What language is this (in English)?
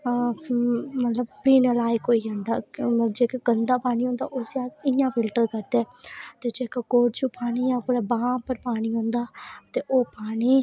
Dogri